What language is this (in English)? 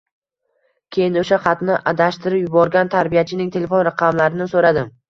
Uzbek